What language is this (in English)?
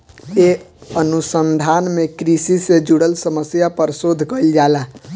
Bhojpuri